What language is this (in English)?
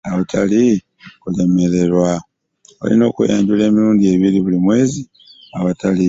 Ganda